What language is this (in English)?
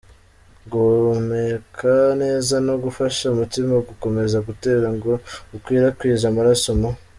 Kinyarwanda